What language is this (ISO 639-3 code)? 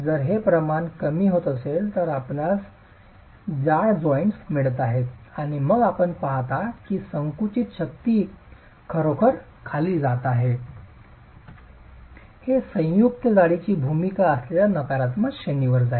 mar